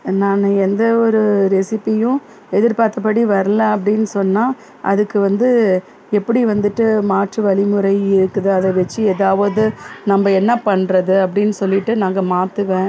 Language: Tamil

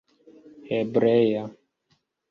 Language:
Esperanto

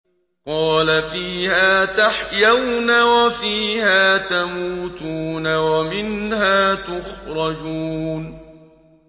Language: Arabic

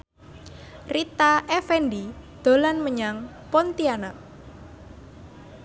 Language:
Javanese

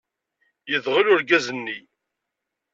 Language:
Kabyle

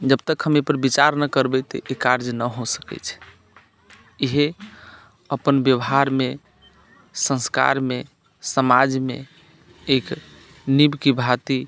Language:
Maithili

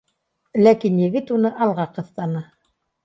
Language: Bashkir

